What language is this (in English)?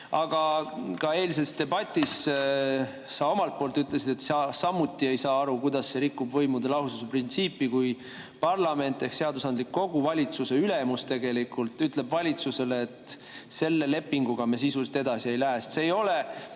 Estonian